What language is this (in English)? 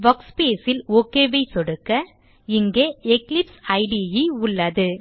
Tamil